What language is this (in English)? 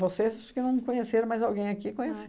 Portuguese